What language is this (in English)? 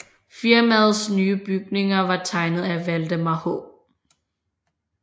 Danish